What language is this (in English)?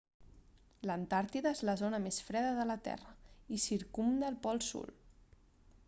Catalan